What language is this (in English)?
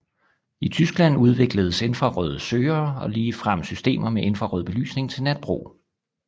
Danish